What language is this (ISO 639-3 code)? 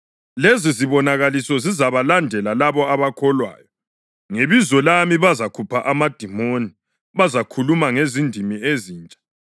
nde